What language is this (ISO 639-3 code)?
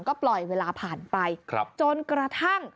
tha